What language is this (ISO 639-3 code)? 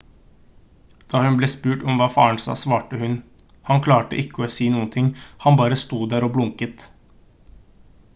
nob